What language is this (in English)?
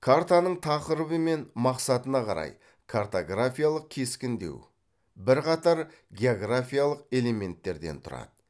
Kazakh